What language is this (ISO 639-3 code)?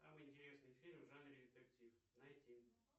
rus